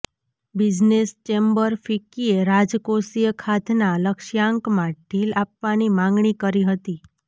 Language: Gujarati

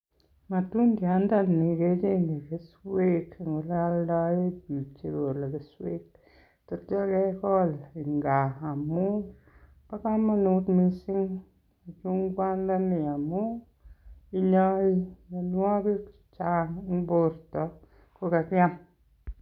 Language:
Kalenjin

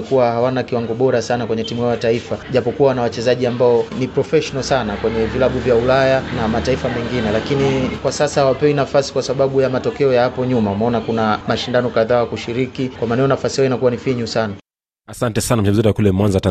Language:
Swahili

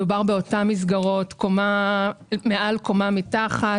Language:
Hebrew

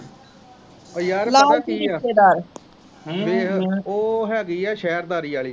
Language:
Punjabi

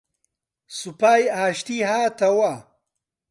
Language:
Central Kurdish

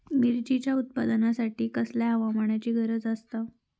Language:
Marathi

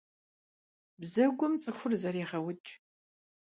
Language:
Kabardian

